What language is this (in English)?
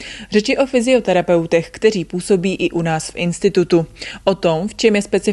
Czech